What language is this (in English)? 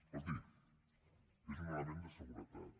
Catalan